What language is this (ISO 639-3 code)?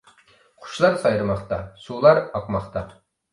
uig